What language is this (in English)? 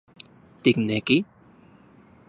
Central Puebla Nahuatl